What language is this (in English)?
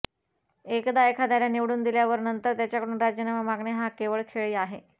Marathi